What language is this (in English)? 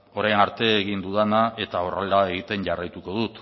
Basque